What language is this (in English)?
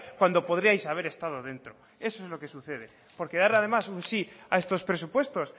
Spanish